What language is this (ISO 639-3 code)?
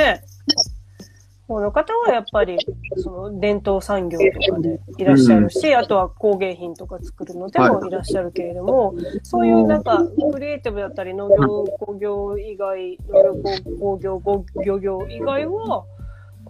jpn